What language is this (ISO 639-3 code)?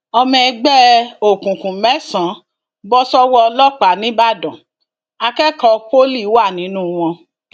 yor